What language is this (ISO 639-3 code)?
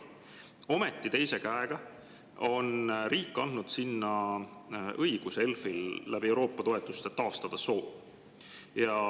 est